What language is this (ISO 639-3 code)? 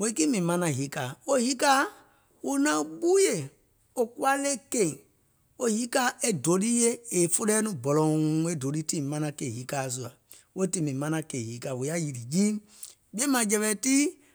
gol